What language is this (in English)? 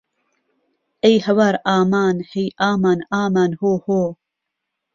Central Kurdish